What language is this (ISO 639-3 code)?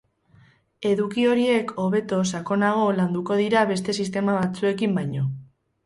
eus